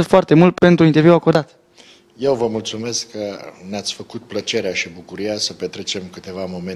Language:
Romanian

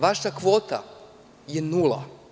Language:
Serbian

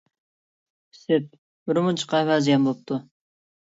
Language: Uyghur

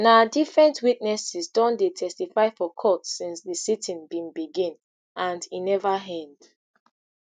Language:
Nigerian Pidgin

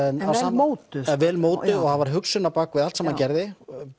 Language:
Icelandic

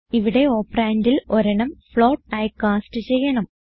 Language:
Malayalam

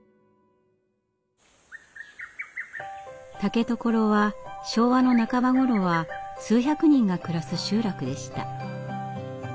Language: Japanese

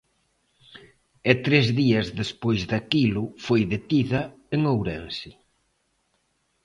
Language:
Galician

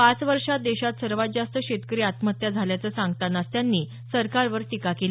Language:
Marathi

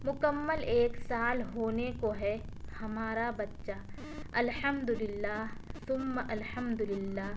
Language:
Urdu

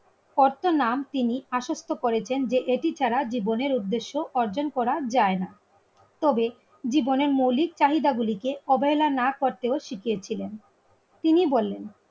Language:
Bangla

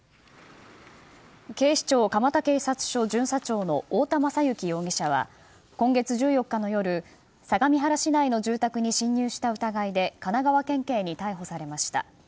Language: Japanese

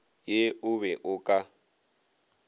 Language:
Northern Sotho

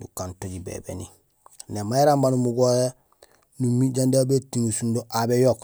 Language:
Gusilay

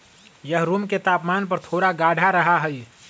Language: Magahi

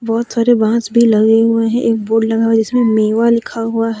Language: Hindi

